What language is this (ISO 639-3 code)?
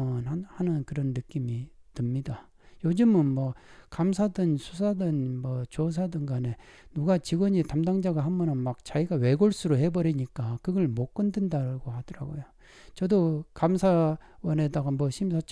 kor